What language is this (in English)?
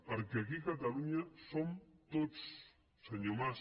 Catalan